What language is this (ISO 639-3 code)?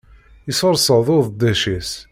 kab